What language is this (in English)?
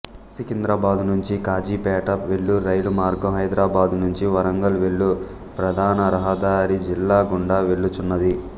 Telugu